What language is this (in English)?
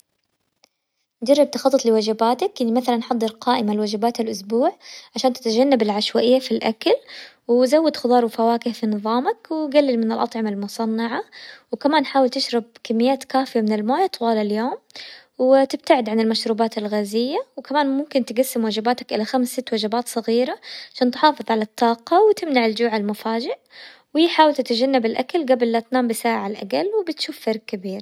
Hijazi Arabic